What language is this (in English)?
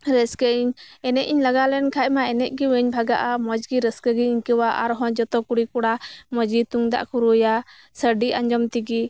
Santali